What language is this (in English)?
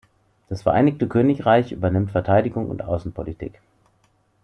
German